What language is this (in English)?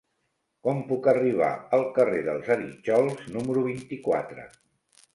Catalan